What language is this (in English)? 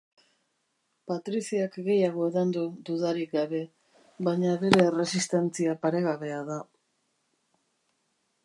Basque